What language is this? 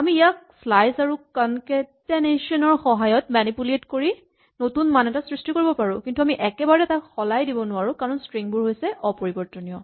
Assamese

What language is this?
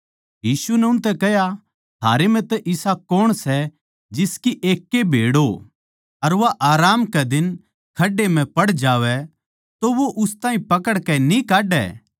Haryanvi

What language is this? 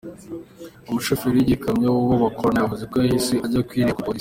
Kinyarwanda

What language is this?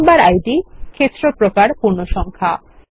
Bangla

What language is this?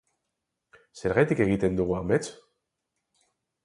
Basque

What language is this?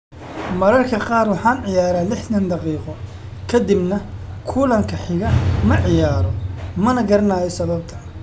Somali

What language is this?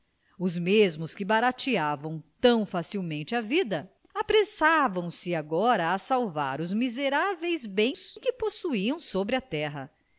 Portuguese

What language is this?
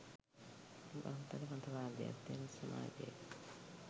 Sinhala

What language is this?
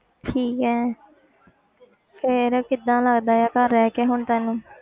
Punjabi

